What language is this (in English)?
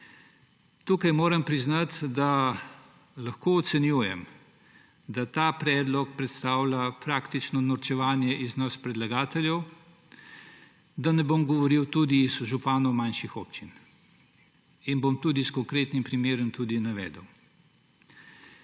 Slovenian